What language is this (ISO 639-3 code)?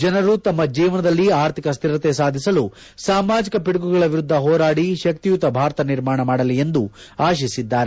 kan